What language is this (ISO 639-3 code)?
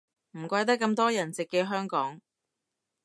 yue